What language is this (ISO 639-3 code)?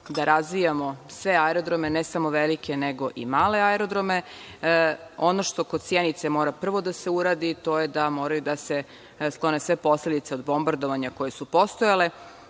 srp